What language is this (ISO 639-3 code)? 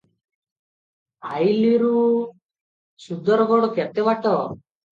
ori